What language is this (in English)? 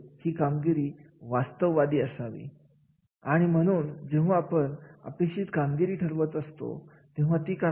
Marathi